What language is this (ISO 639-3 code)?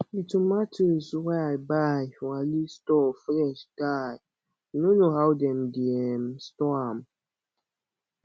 pcm